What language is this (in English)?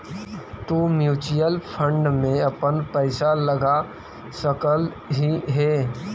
Magahi